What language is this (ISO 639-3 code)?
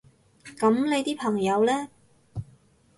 yue